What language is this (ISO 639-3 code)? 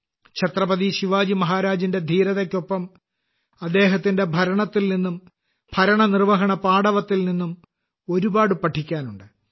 mal